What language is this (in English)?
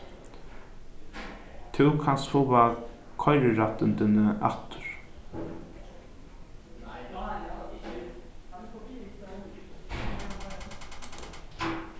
Faroese